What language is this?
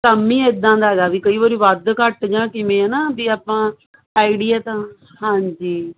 Punjabi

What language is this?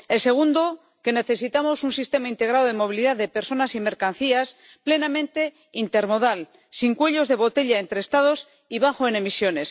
Spanish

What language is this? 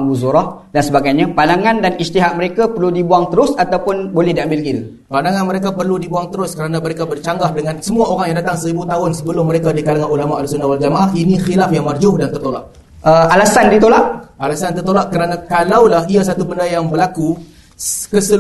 Malay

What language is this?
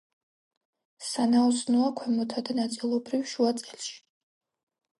Georgian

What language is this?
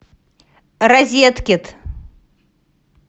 Russian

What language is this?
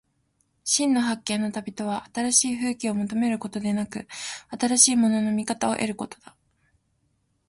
Japanese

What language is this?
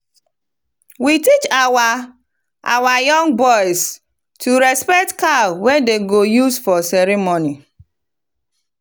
Nigerian Pidgin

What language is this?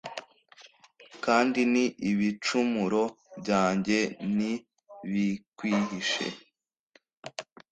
Kinyarwanda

